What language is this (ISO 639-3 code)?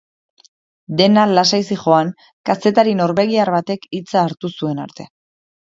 eus